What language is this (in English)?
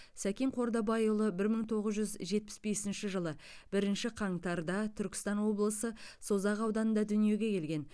Kazakh